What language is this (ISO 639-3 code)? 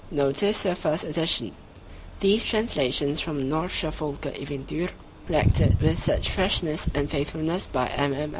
eng